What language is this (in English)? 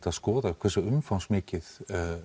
Icelandic